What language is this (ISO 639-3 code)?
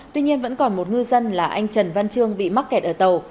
vie